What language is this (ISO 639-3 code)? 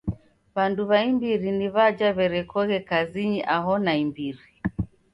dav